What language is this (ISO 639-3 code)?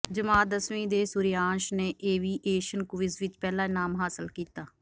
pan